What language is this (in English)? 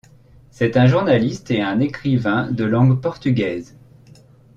French